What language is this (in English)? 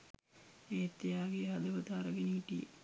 Sinhala